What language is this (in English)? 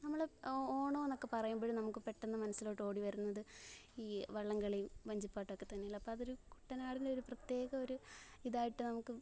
Malayalam